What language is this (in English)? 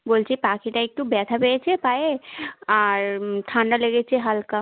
Bangla